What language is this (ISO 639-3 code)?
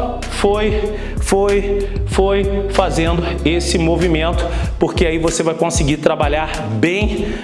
por